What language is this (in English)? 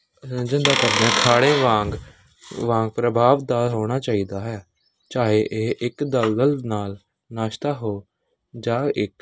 Punjabi